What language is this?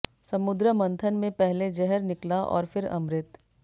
Hindi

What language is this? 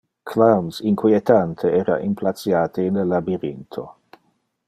Interlingua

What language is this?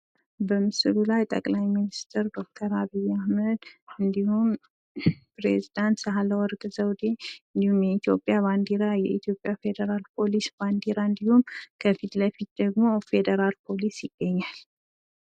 Amharic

